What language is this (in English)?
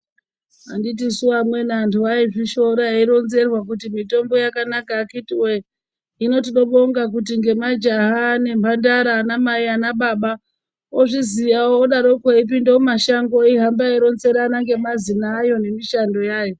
Ndau